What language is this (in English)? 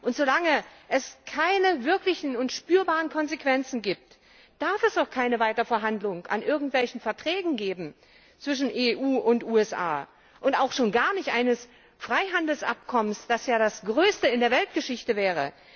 German